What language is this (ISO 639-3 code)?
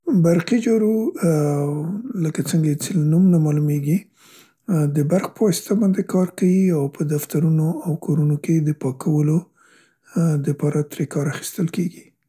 pst